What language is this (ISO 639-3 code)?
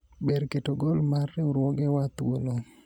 luo